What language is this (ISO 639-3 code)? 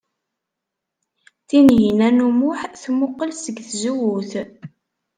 kab